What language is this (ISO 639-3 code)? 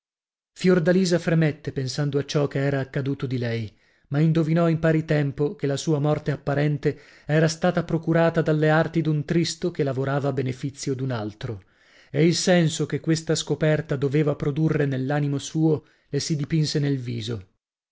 ita